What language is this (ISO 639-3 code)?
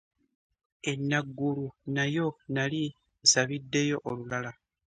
lug